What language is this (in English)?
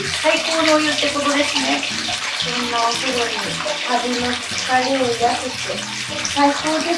Japanese